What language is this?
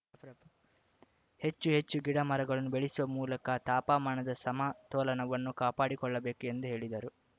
Kannada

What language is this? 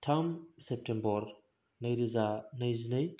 Bodo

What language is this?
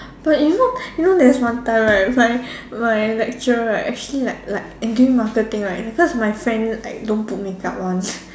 English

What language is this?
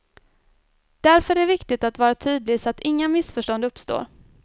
Swedish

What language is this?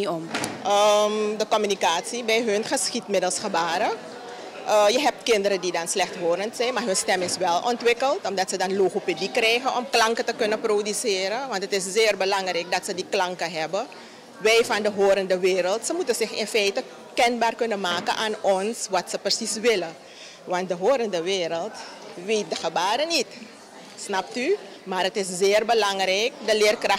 Dutch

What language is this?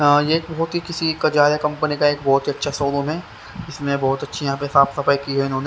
Hindi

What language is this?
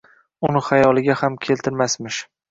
Uzbek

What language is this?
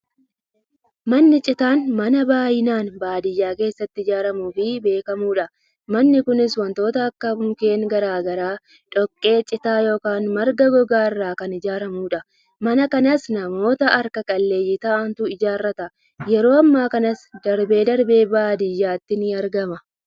Oromo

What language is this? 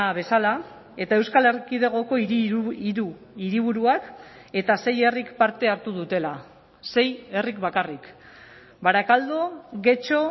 Basque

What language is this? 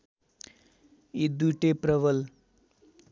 Nepali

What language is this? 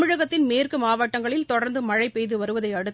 Tamil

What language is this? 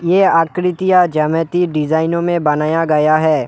Hindi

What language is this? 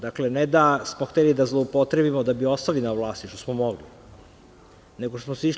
Serbian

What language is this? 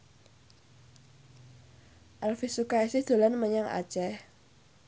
Javanese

